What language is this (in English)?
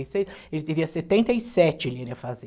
Portuguese